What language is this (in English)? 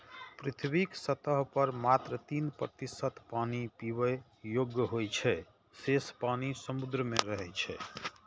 Maithili